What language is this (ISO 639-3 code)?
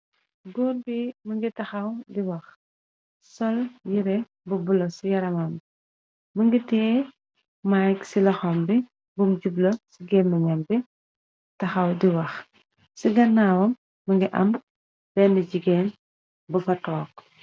wol